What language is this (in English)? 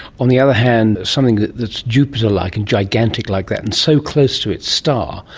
English